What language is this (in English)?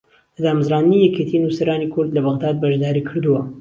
Central Kurdish